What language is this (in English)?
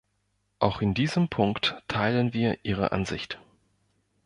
German